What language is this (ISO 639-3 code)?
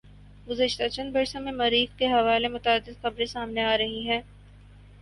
urd